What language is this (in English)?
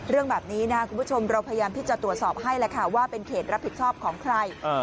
Thai